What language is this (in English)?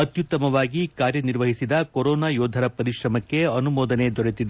Kannada